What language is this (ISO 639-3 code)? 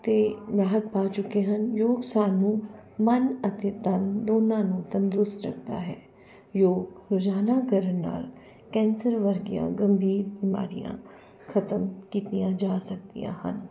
pan